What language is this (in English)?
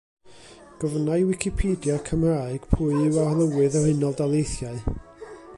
Welsh